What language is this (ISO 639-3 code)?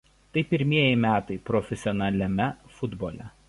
lit